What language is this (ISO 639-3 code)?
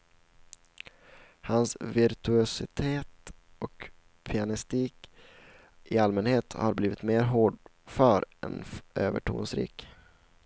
swe